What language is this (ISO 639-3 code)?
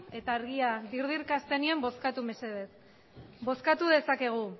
eus